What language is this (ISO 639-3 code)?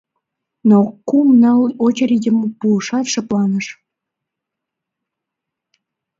chm